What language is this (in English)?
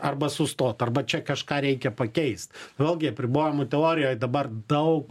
Lithuanian